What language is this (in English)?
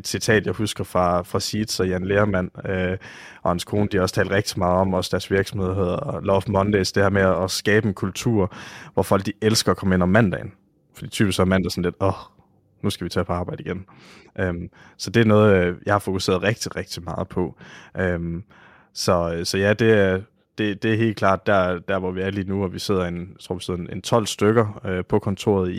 Danish